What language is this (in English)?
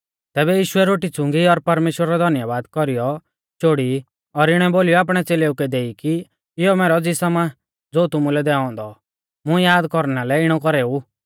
Mahasu Pahari